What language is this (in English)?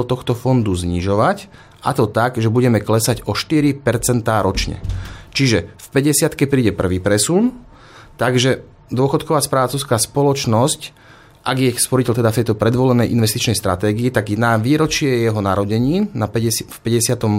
Slovak